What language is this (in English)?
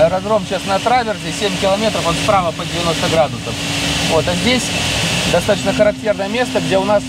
Russian